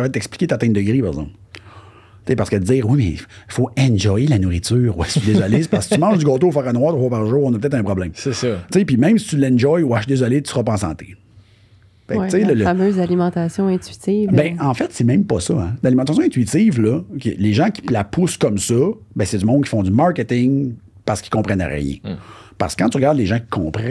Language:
French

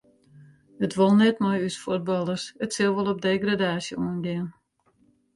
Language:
Western Frisian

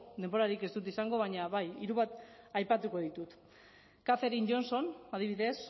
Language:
Basque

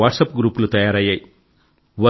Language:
Telugu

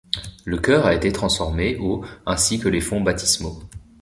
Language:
French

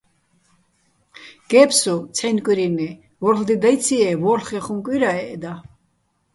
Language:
Bats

